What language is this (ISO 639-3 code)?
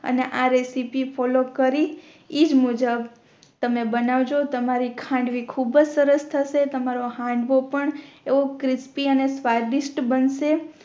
guj